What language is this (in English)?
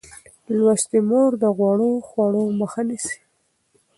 Pashto